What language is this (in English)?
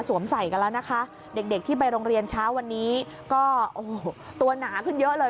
Thai